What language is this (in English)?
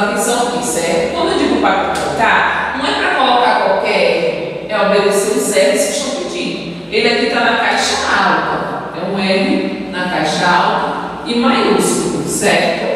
Portuguese